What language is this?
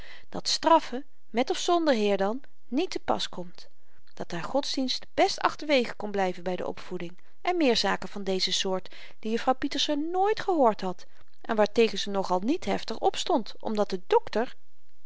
Dutch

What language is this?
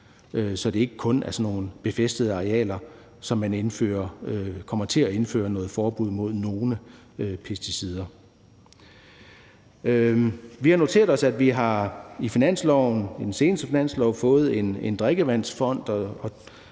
Danish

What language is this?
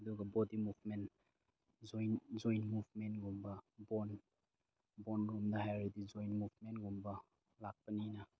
Manipuri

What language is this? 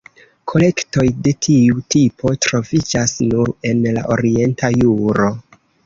Esperanto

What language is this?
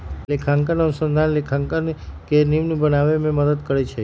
Magahi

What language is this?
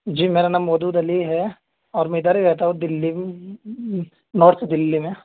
Urdu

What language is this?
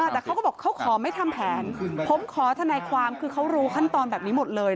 Thai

